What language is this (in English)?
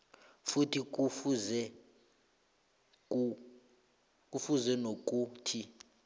South Ndebele